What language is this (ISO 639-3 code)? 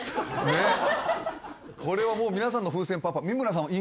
jpn